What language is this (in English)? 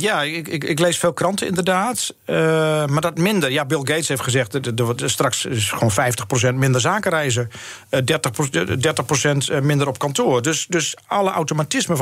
Dutch